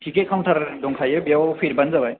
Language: Bodo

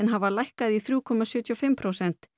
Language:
Icelandic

